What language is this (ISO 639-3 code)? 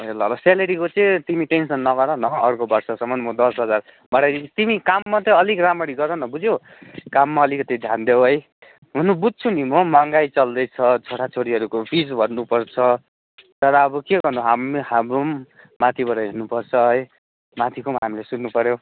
nep